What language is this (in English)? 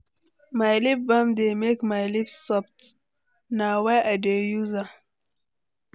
Nigerian Pidgin